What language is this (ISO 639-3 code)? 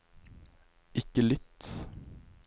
nor